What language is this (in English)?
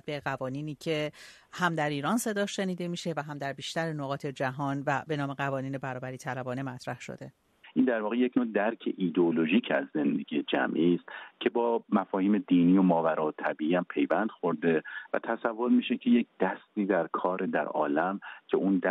Persian